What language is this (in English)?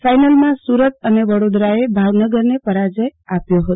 Gujarati